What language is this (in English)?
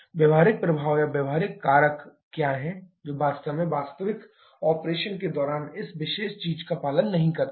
Hindi